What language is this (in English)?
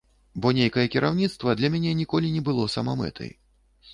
Belarusian